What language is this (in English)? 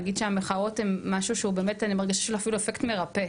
Hebrew